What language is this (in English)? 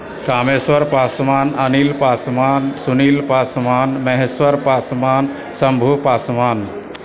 Maithili